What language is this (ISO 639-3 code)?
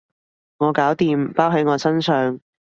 yue